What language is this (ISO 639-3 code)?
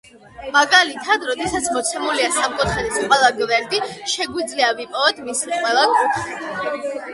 kat